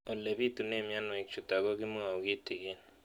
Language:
Kalenjin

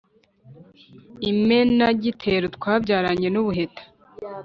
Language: Kinyarwanda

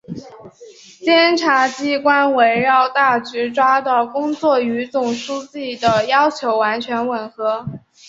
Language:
Chinese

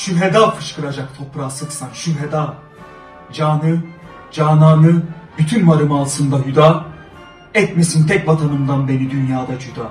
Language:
Turkish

